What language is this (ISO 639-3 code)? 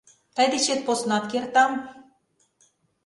chm